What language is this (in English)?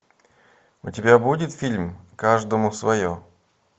Russian